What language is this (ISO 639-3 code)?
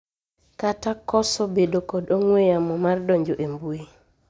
luo